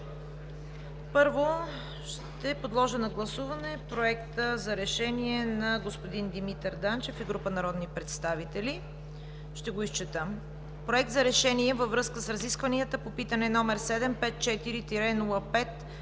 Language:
Bulgarian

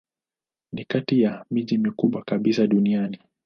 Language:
Swahili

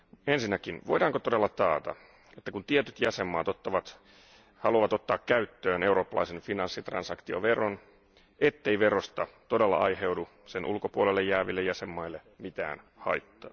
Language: Finnish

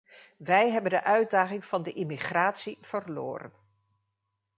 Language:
Dutch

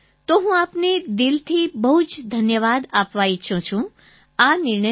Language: Gujarati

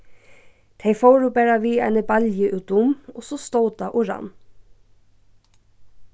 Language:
Faroese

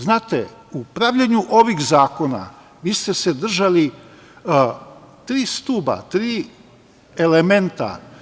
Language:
Serbian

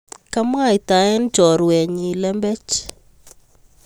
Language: Kalenjin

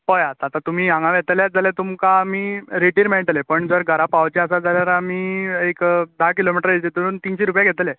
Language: Konkani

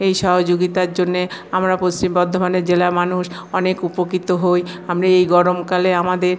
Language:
Bangla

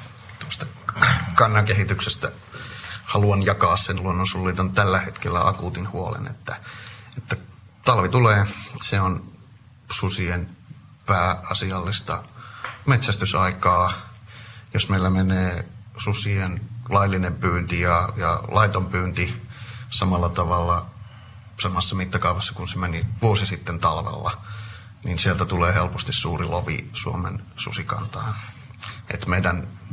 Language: Finnish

